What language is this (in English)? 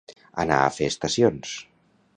Catalan